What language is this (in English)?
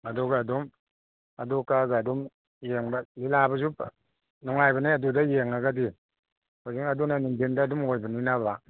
Manipuri